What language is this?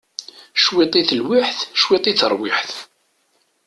Kabyle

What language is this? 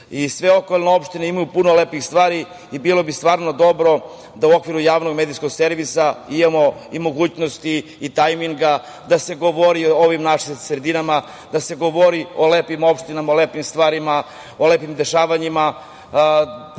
Serbian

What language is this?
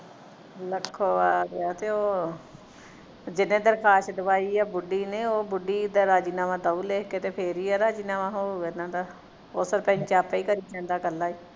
Punjabi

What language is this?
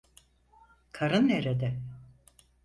Turkish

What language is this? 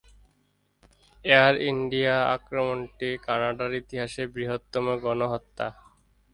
Bangla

